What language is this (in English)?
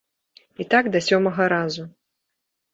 Belarusian